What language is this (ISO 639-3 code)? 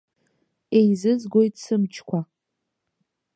abk